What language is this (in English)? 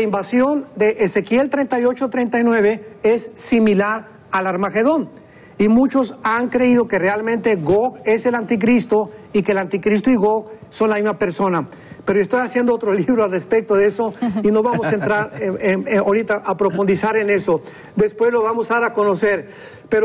Spanish